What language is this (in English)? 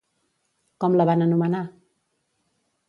Catalan